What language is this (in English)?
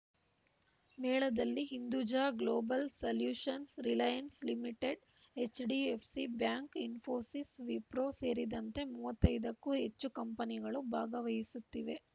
Kannada